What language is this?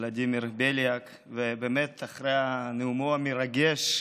Hebrew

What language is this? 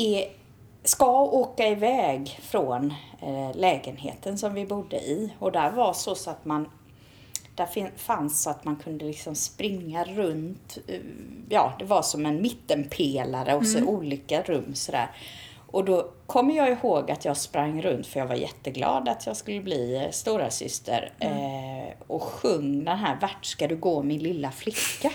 Swedish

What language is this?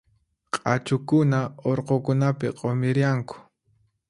Puno Quechua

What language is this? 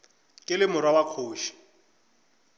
Northern Sotho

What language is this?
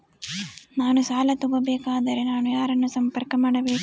Kannada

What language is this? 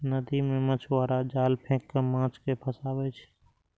Maithili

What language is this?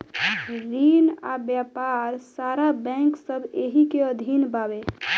Bhojpuri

